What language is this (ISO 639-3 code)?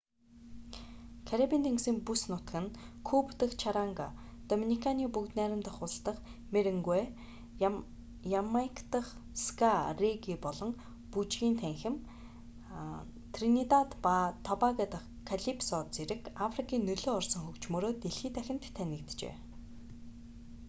mon